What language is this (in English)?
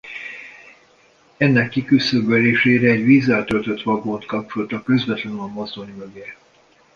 Hungarian